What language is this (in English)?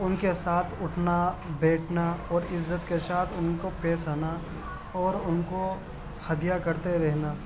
Urdu